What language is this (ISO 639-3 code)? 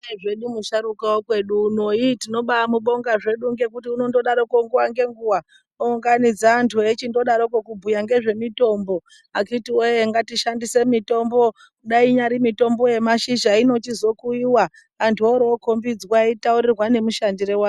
ndc